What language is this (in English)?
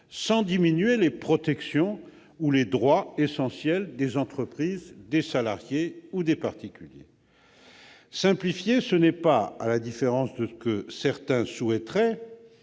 French